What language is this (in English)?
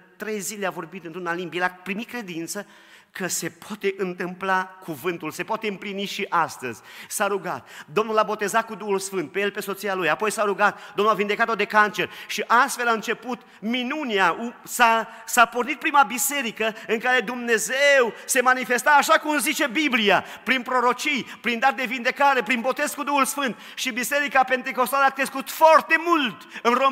Romanian